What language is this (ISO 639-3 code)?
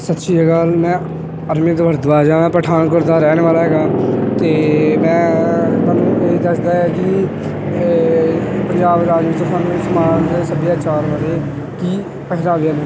pan